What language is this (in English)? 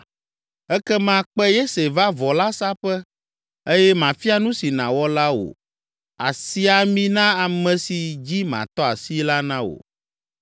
Ewe